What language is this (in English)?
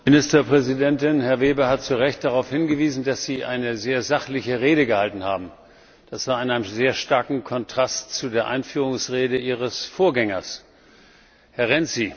German